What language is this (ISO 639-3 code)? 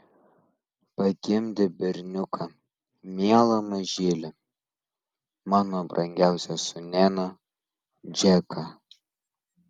lit